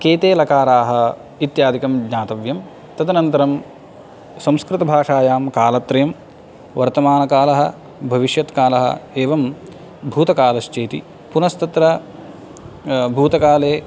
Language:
Sanskrit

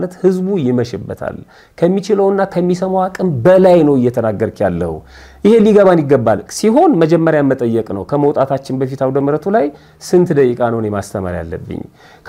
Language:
Arabic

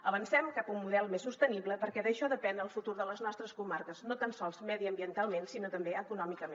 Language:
Catalan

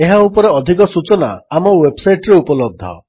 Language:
Odia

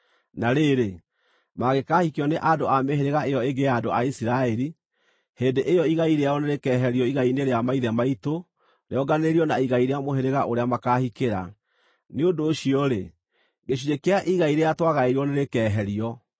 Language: Kikuyu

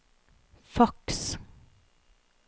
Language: Norwegian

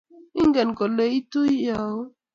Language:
Kalenjin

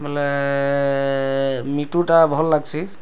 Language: Odia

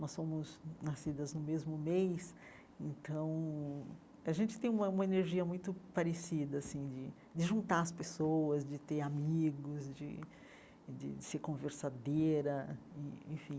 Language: Portuguese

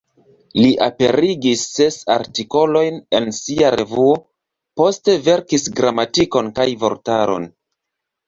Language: Esperanto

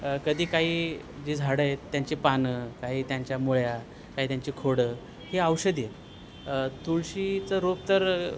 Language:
Marathi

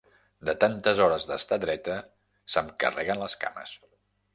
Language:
Catalan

